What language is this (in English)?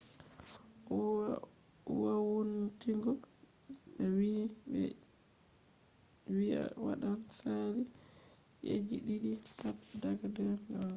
Fula